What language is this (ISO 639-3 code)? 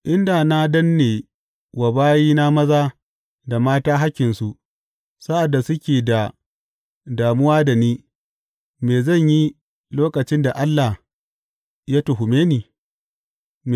hau